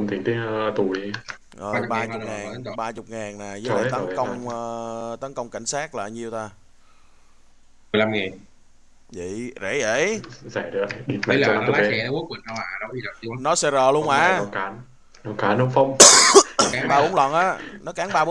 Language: Vietnamese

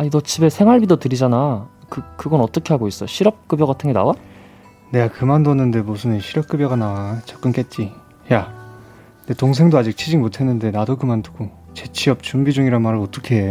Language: Korean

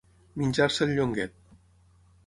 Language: Catalan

